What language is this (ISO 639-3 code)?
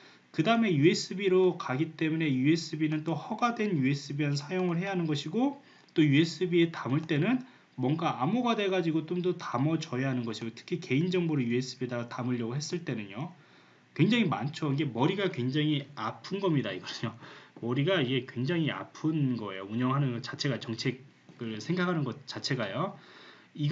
kor